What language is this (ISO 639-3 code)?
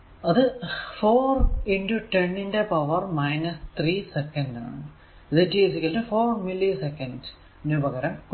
mal